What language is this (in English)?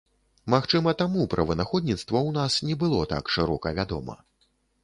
Belarusian